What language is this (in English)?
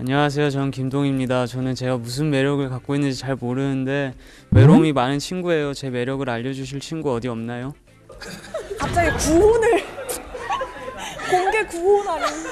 Korean